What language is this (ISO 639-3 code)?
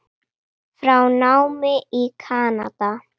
isl